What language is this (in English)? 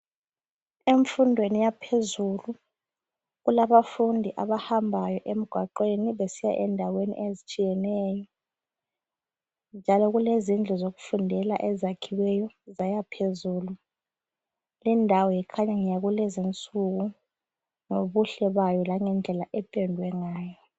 North Ndebele